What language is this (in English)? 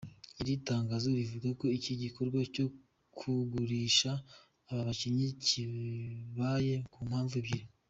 Kinyarwanda